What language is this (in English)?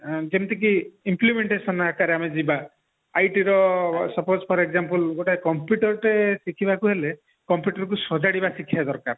Odia